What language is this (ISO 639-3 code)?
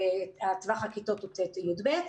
heb